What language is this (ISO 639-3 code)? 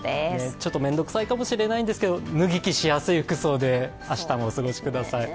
jpn